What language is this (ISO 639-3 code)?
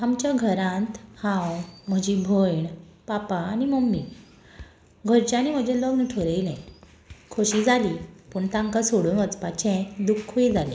kok